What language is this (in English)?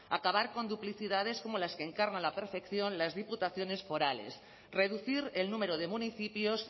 Spanish